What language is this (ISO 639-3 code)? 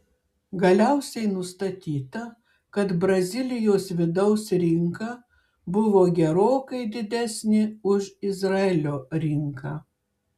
lit